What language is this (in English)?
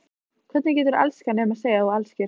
Icelandic